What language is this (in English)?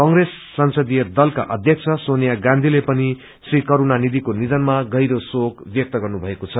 Nepali